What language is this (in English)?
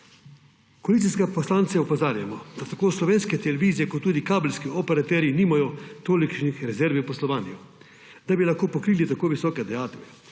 Slovenian